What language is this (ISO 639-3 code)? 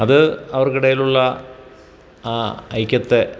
mal